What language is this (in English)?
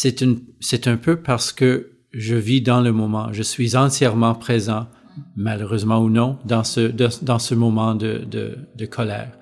French